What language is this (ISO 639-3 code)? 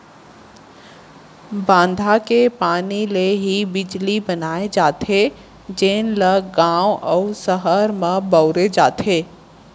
hne